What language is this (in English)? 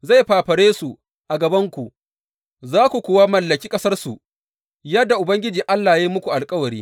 Hausa